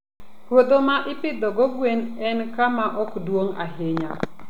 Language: Luo (Kenya and Tanzania)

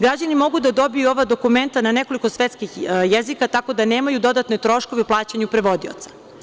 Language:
Serbian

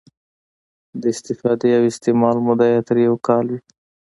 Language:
Pashto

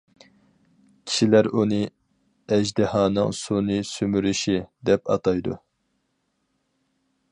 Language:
Uyghur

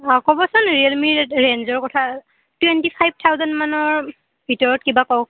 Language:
Assamese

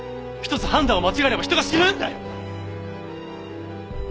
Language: Japanese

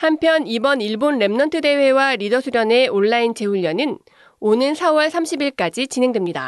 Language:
Korean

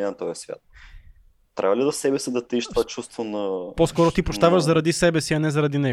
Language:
Bulgarian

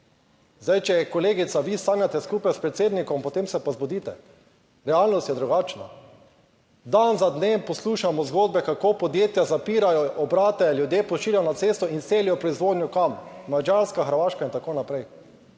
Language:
Slovenian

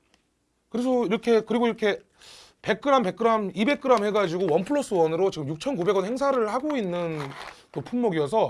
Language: Korean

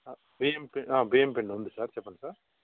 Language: Telugu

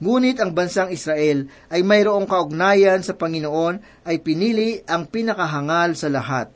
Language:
Filipino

